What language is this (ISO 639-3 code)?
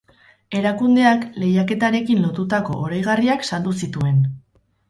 eus